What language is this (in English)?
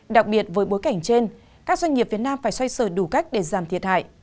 Vietnamese